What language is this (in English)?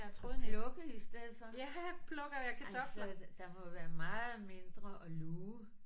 Danish